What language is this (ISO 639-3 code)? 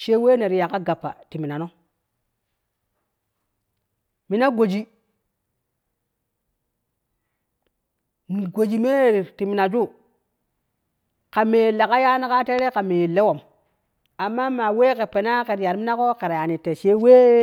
kuh